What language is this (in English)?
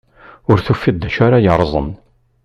Kabyle